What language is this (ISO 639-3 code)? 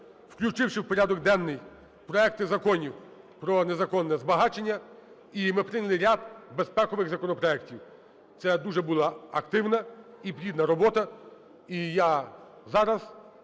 ukr